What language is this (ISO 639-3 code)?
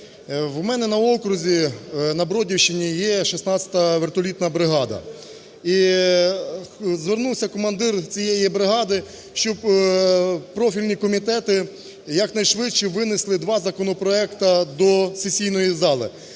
ukr